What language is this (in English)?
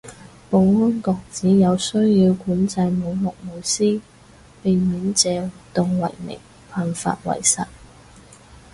Cantonese